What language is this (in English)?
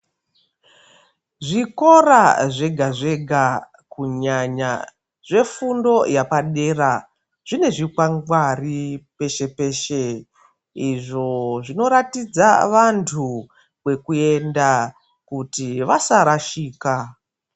Ndau